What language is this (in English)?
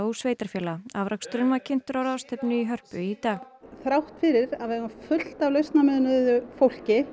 Icelandic